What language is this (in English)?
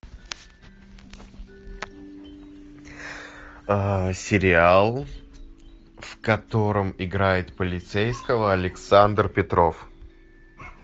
Russian